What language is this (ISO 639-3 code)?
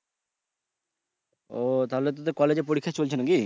ben